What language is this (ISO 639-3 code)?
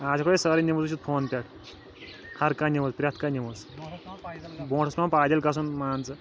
kas